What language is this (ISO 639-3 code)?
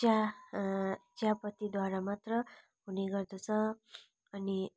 nep